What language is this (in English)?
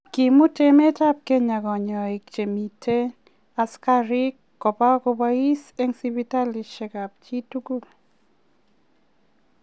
Kalenjin